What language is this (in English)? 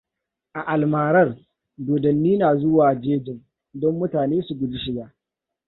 Hausa